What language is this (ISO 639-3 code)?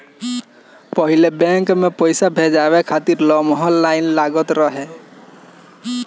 bho